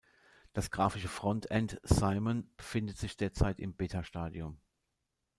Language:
German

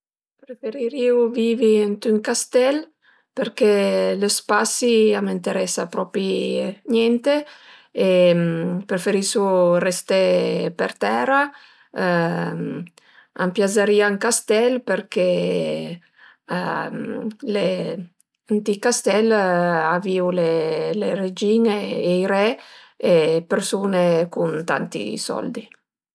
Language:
Piedmontese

